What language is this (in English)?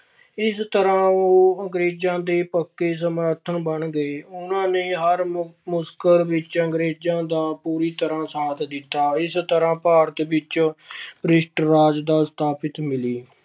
Punjabi